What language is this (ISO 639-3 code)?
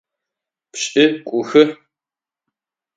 ady